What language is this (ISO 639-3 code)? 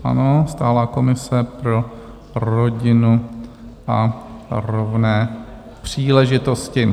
ces